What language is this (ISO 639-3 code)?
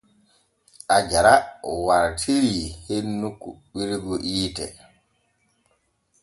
fue